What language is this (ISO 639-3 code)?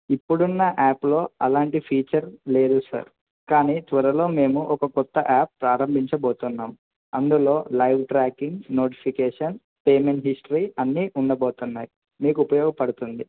tel